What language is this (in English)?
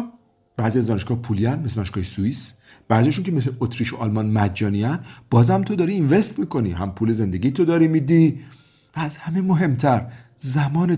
Persian